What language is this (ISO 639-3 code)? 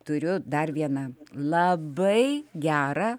lit